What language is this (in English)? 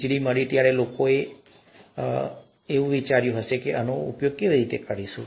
Gujarati